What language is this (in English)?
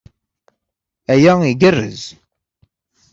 Kabyle